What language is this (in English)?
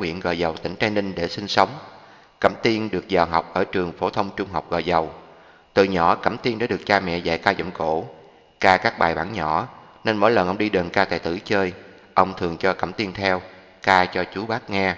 Vietnamese